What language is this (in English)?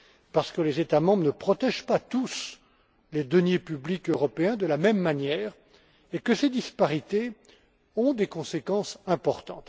French